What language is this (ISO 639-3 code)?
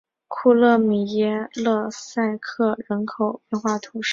zho